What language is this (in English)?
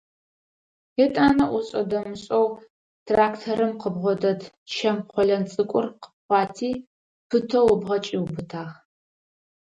Adyghe